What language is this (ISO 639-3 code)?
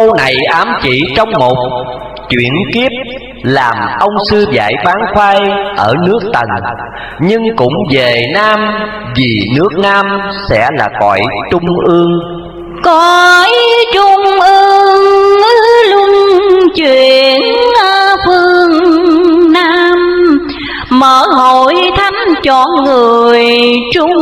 vie